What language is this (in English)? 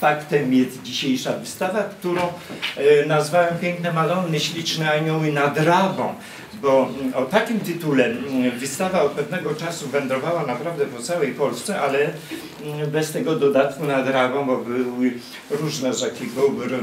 Polish